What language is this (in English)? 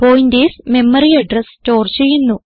Malayalam